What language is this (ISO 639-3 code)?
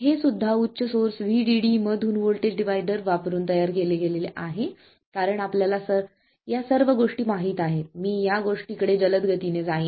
mar